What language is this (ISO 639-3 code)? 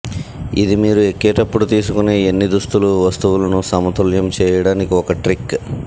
tel